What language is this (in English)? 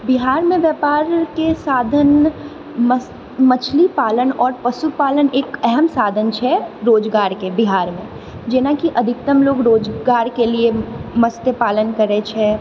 Maithili